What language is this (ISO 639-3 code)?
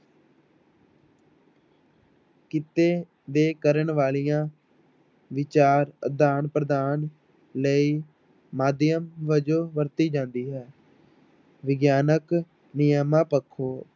pan